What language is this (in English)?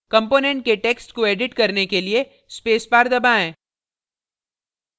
Hindi